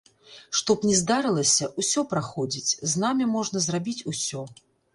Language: Belarusian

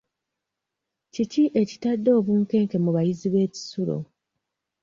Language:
Ganda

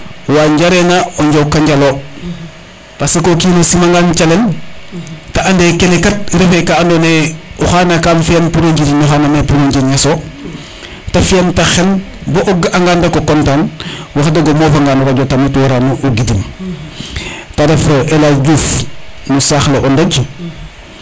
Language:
Serer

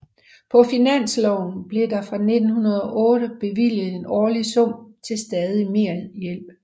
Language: Danish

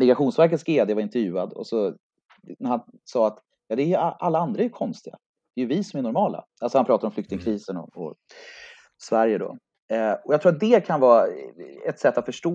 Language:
Swedish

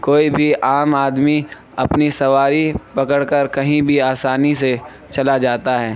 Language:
Urdu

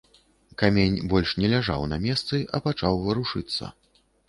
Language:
Belarusian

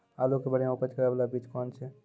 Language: Maithili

